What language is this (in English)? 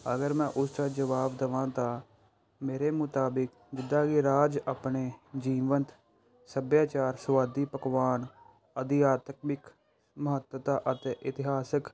Punjabi